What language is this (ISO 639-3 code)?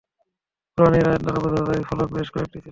ben